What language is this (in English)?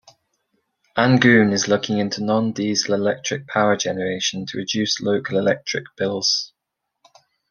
English